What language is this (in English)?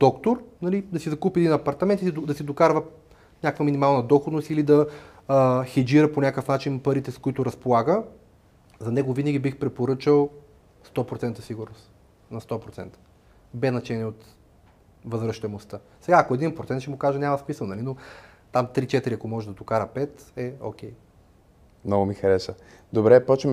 Bulgarian